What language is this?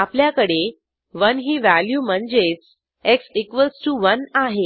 Marathi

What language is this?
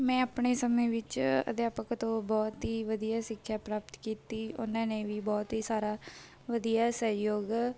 Punjabi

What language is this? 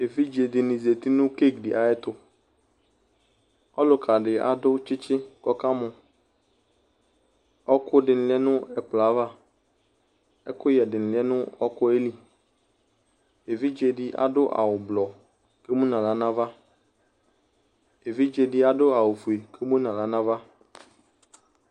Ikposo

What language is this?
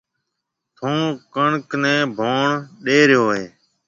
Marwari (Pakistan)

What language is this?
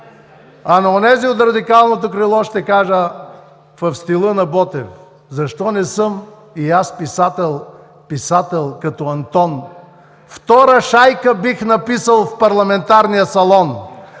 Bulgarian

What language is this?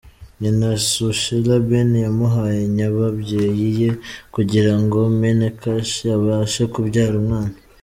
Kinyarwanda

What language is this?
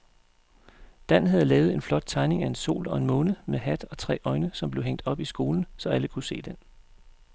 Danish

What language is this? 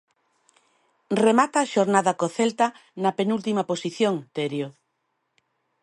Galician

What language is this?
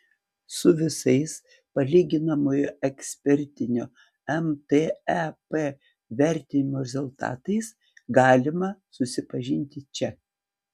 Lithuanian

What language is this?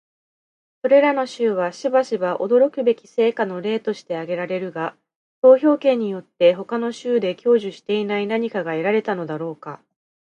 Japanese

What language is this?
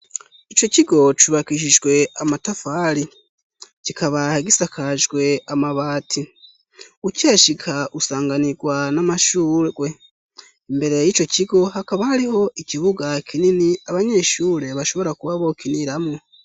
Rundi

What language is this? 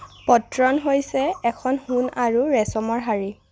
Assamese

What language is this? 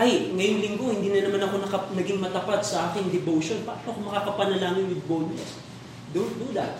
Filipino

